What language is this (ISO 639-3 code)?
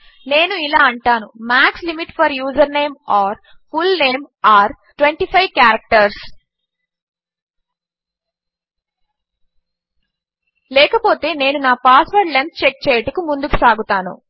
tel